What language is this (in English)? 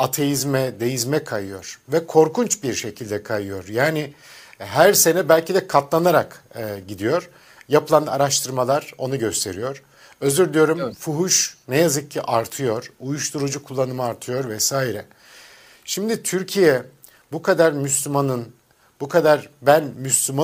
Turkish